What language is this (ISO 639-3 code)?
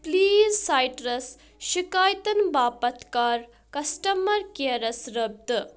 kas